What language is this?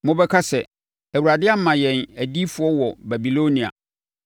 Akan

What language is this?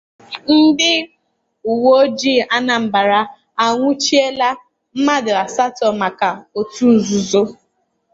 Igbo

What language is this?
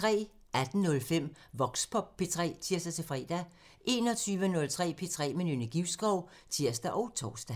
Danish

